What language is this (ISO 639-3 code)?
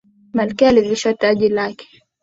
swa